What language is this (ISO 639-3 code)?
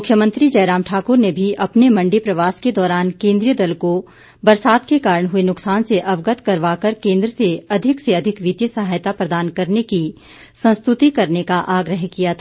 hin